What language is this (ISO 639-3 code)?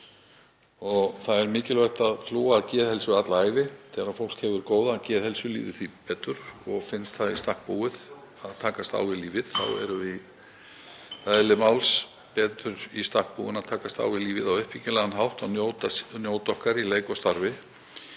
isl